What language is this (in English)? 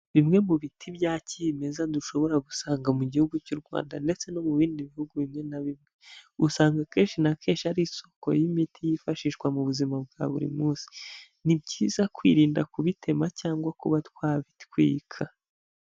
Kinyarwanda